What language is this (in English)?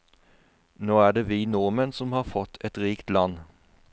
Norwegian